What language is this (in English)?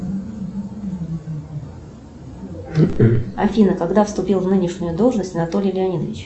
Russian